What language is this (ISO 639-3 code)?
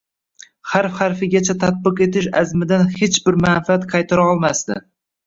uzb